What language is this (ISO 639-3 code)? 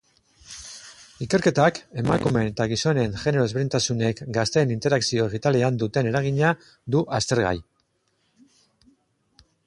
eus